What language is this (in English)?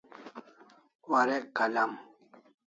Kalasha